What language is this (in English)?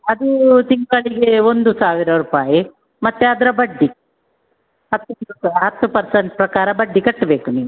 Kannada